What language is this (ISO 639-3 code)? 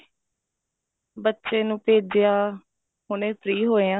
pan